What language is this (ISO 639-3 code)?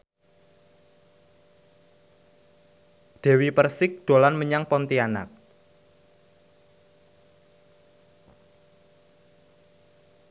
jav